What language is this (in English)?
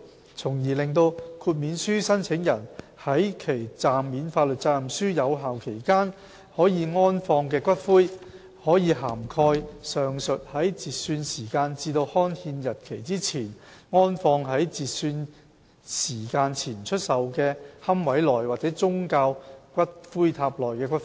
Cantonese